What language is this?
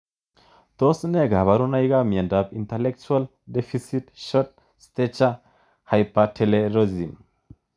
Kalenjin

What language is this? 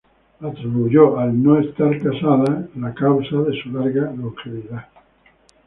Spanish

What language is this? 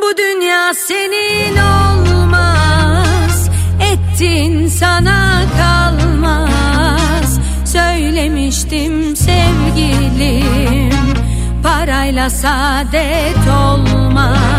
Turkish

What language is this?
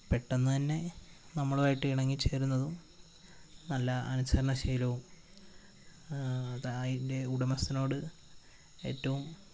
Malayalam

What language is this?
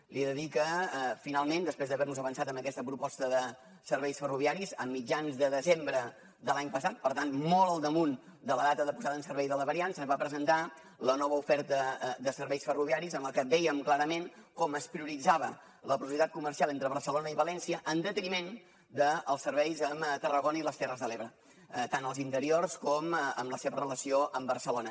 Catalan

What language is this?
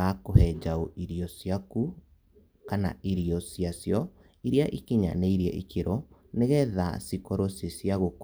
Kikuyu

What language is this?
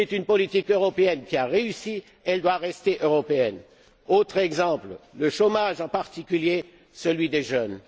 French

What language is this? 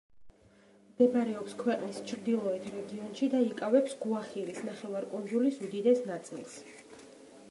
Georgian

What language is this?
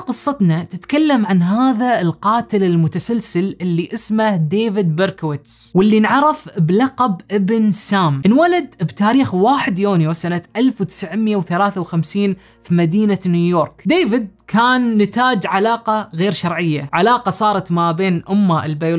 Arabic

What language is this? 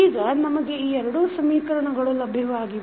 Kannada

